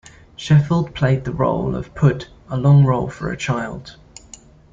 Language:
English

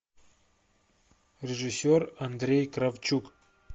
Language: Russian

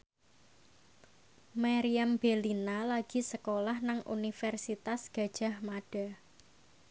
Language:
Javanese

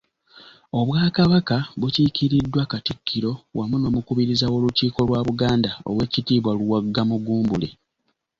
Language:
Ganda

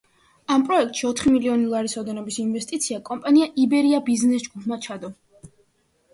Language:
Georgian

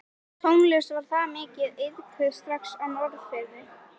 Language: Icelandic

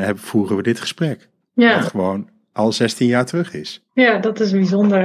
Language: Dutch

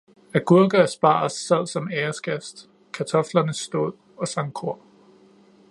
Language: Danish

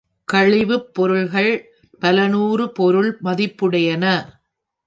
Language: Tamil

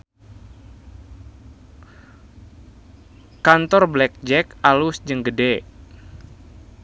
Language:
Sundanese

